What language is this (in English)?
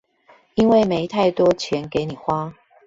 Chinese